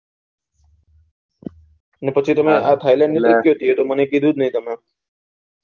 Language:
Gujarati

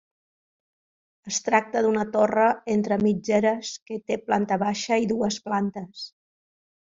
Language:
Catalan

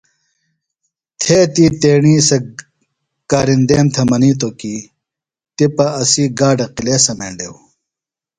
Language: Phalura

